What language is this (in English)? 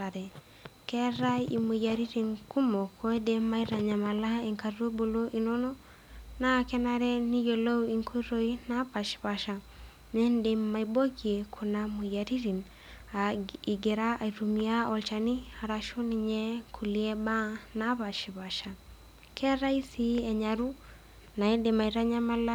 Masai